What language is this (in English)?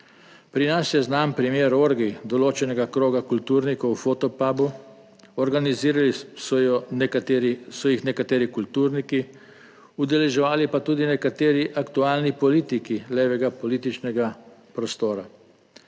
Slovenian